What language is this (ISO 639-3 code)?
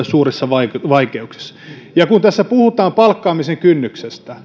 fin